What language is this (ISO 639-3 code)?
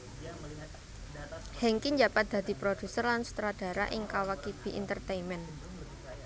jav